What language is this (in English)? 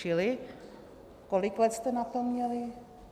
Czech